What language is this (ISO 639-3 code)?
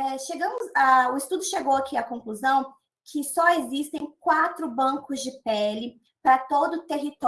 por